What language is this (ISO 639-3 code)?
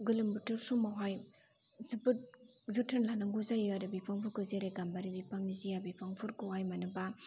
brx